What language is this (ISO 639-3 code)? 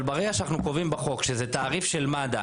heb